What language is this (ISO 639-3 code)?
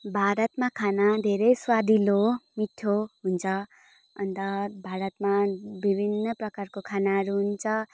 nep